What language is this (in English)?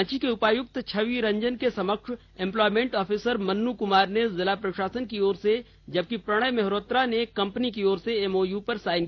Hindi